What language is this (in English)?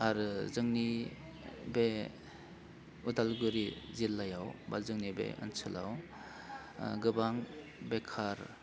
Bodo